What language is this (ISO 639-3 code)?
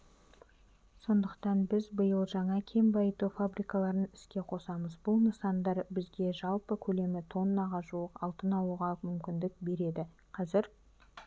kaz